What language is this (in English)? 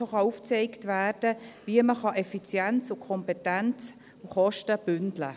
Swiss German